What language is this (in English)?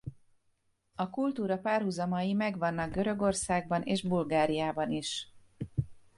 Hungarian